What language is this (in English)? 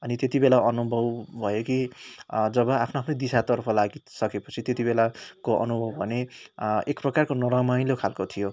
Nepali